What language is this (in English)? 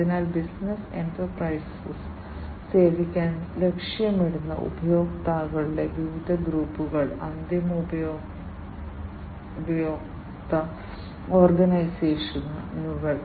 Malayalam